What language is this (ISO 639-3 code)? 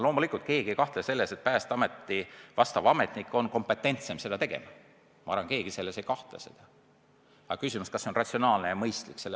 est